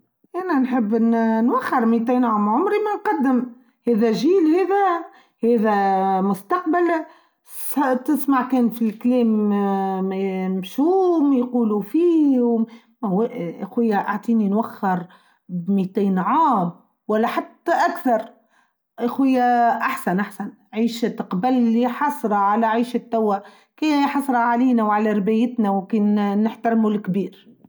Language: Tunisian Arabic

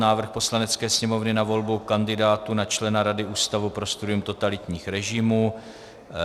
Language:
Czech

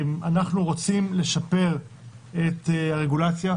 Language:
Hebrew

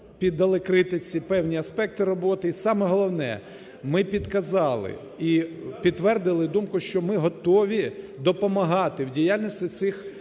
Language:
Ukrainian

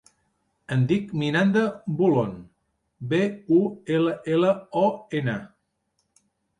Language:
Catalan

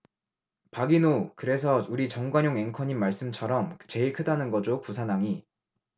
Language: Korean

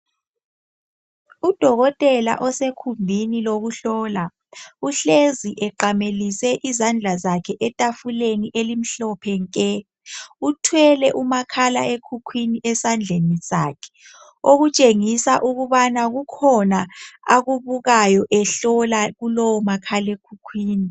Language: North Ndebele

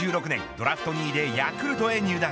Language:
Japanese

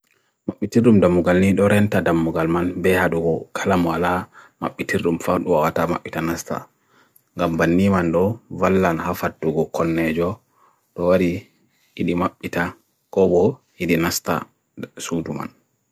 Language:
Bagirmi Fulfulde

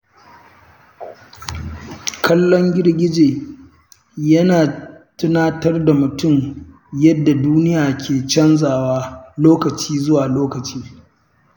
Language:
Hausa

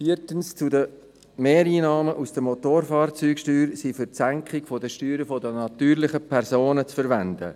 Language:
Swiss German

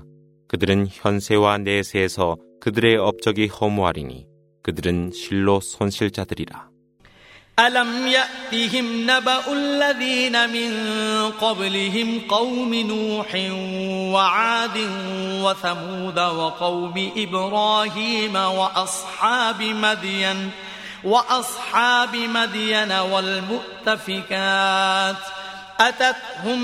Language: Korean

